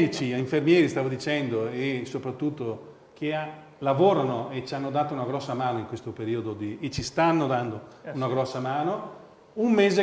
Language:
Italian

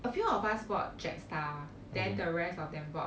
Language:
English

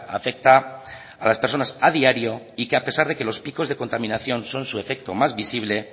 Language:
Spanish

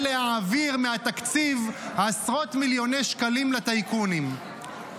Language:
Hebrew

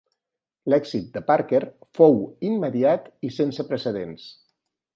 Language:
Catalan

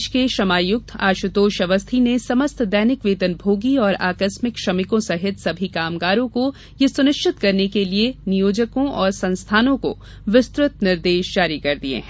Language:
Hindi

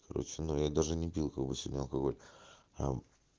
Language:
Russian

